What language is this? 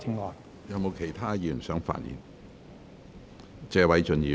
Cantonese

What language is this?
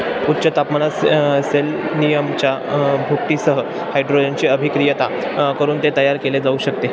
Marathi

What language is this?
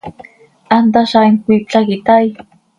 Seri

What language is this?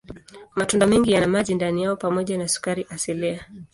Swahili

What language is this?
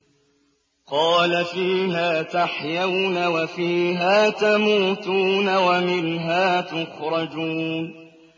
Arabic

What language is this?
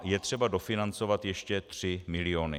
Czech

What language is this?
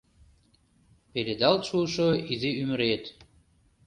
Mari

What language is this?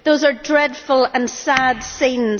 English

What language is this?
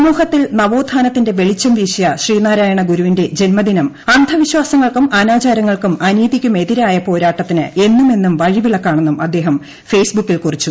Malayalam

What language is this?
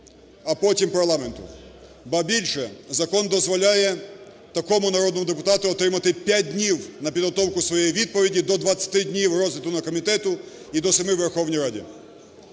Ukrainian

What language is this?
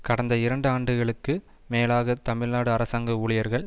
Tamil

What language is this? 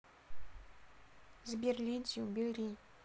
Russian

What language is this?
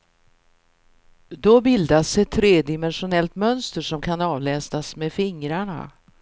Swedish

